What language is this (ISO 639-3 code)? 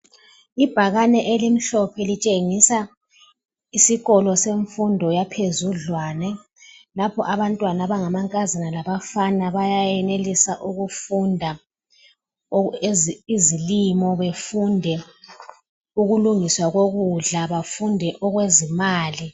nde